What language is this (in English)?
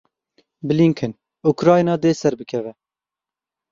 Kurdish